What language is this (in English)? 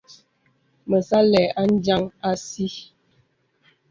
Bebele